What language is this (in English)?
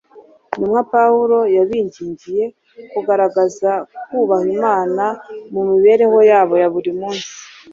Kinyarwanda